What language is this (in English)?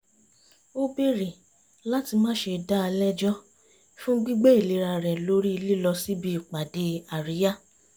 Yoruba